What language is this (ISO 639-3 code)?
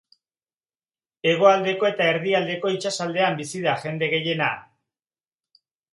eus